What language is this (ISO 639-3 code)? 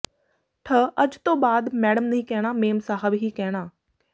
pan